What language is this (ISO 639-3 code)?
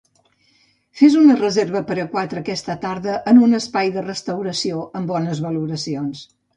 cat